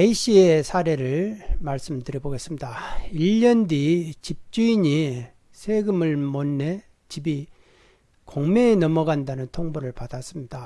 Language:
Korean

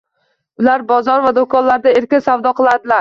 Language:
Uzbek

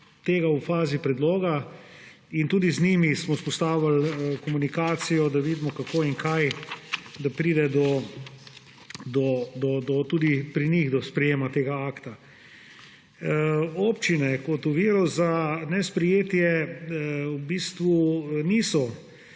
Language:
Slovenian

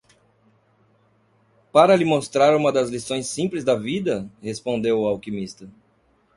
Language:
Portuguese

